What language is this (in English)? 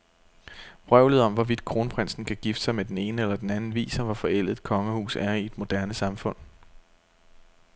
Danish